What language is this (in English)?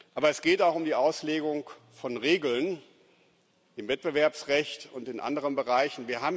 German